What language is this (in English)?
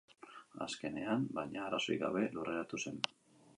Basque